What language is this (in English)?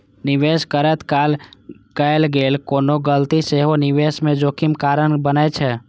Maithili